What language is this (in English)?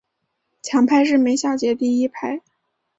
Chinese